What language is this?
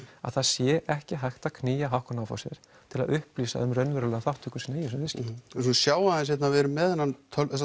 Icelandic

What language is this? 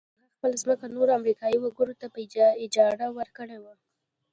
Pashto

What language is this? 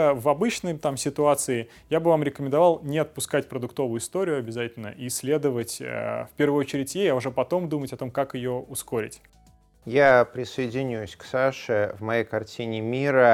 Russian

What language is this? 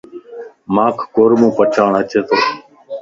Lasi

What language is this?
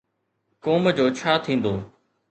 Sindhi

